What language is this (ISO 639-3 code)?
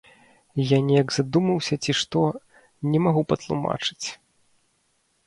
bel